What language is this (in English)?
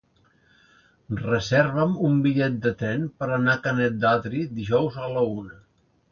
Catalan